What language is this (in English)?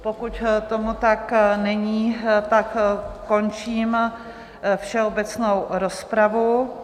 Czech